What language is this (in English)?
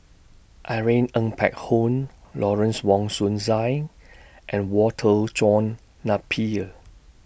English